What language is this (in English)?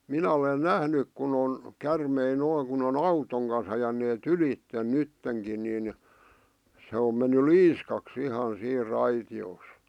Finnish